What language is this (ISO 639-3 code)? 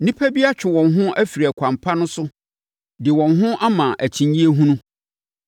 aka